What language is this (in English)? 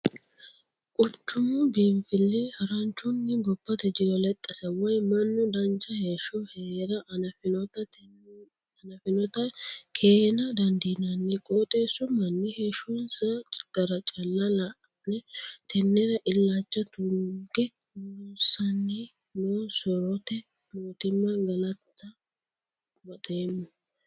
Sidamo